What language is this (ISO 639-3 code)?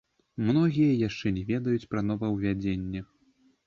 bel